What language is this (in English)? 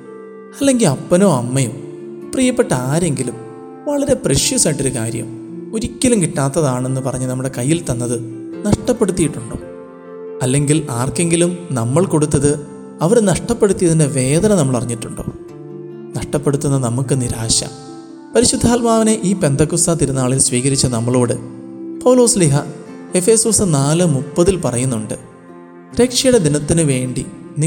Malayalam